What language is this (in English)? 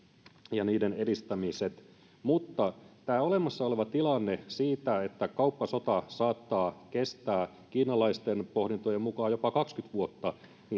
Finnish